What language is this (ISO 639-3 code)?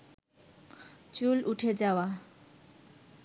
ben